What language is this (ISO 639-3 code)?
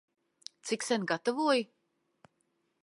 lav